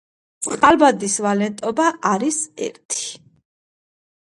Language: Georgian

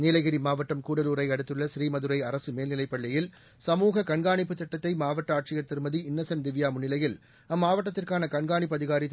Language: Tamil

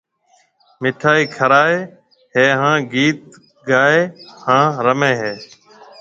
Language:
Marwari (Pakistan)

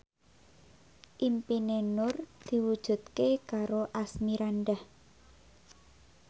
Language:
Javanese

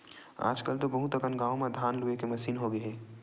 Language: Chhattisgarhi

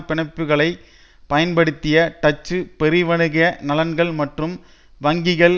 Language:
Tamil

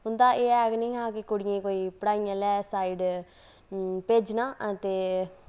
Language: Dogri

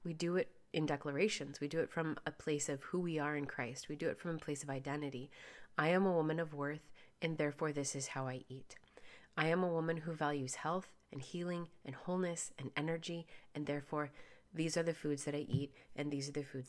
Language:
English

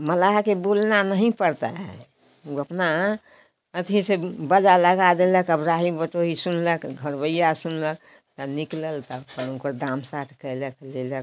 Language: Hindi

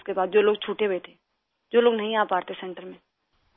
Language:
Urdu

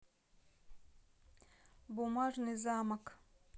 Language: Russian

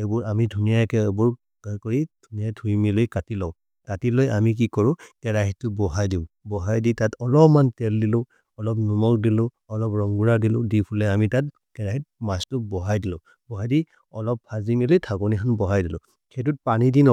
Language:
Maria (India)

